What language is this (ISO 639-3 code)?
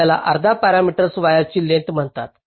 mar